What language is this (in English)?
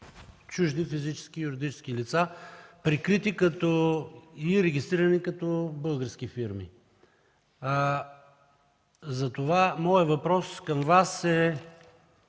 Bulgarian